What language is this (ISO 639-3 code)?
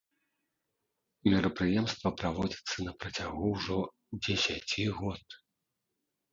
bel